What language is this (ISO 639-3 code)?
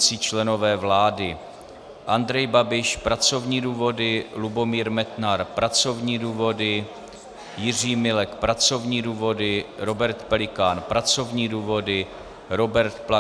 ces